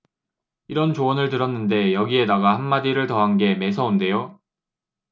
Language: Korean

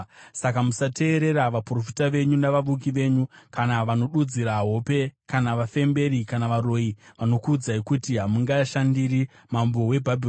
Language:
Shona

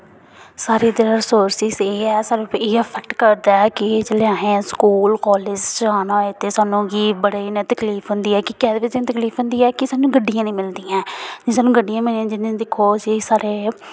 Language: Dogri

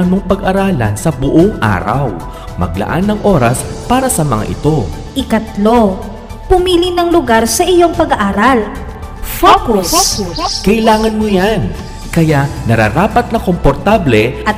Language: Filipino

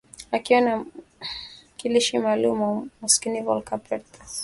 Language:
Swahili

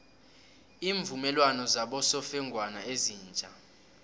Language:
South Ndebele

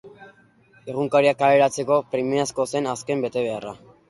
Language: Basque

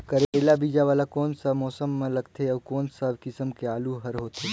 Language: Chhattisgarhi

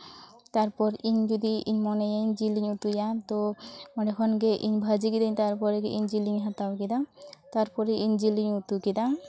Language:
Santali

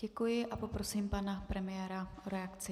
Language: Czech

